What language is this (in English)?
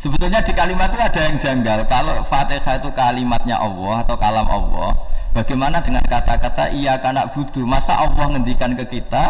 Indonesian